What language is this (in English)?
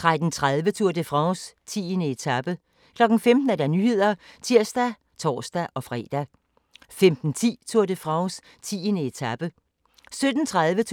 Danish